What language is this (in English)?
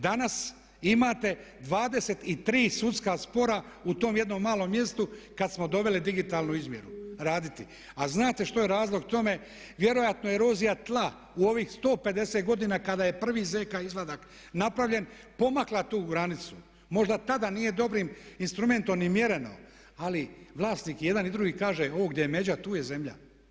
Croatian